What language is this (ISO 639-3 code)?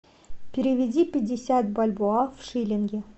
rus